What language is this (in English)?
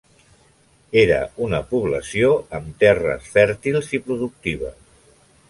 Catalan